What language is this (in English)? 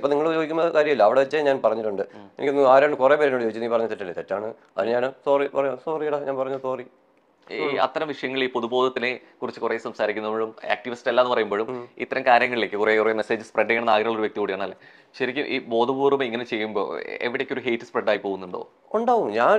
Malayalam